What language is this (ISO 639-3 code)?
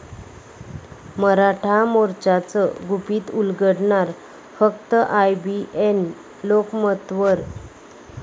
mar